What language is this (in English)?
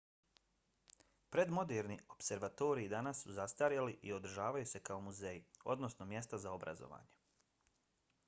Bosnian